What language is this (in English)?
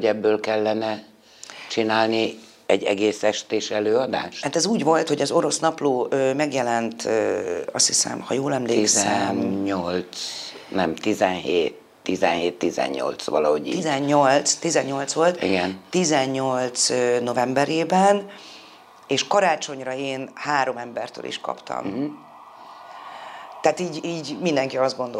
Hungarian